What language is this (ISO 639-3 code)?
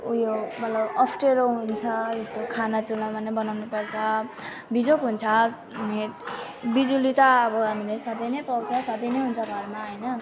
nep